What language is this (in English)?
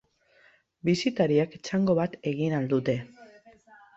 Basque